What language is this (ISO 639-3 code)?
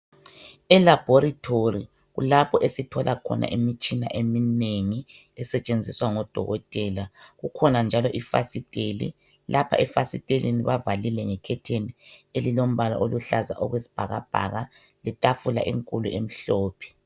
nde